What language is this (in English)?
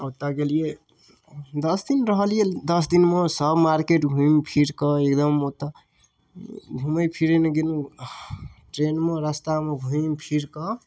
Maithili